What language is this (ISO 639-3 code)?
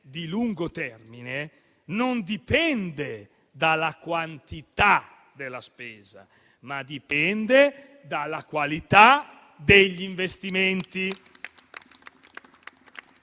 ita